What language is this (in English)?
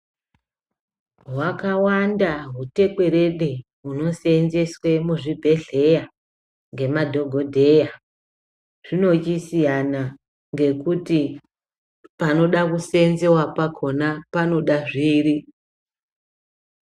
Ndau